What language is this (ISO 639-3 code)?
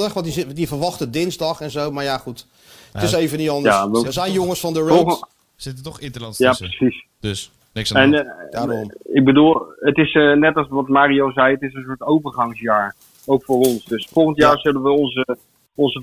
nld